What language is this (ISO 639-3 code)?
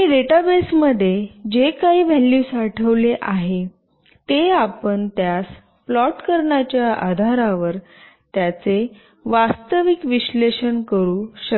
mar